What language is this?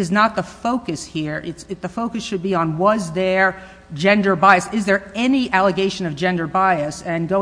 English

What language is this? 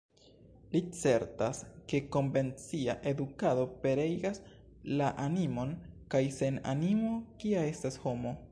Esperanto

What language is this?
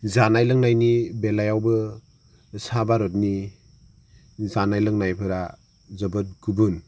Bodo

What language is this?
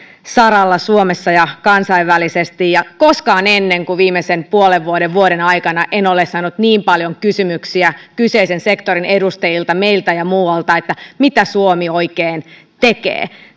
Finnish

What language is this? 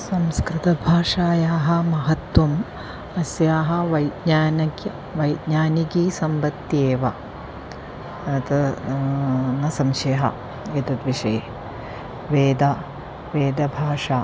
Sanskrit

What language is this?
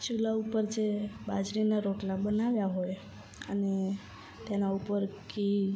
Gujarati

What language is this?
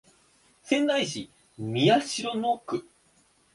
Japanese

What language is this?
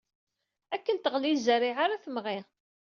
Kabyle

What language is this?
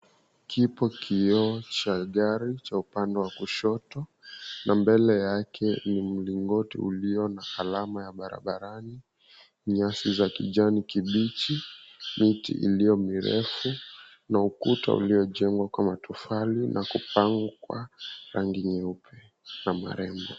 Swahili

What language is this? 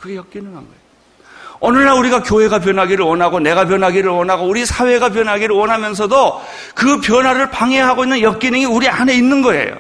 Korean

